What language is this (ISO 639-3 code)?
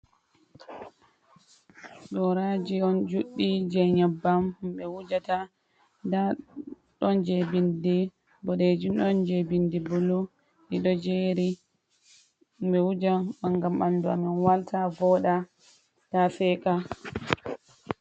ful